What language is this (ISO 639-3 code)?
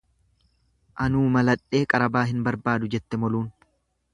orm